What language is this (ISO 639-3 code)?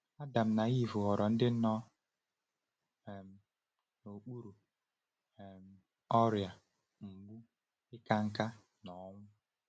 ibo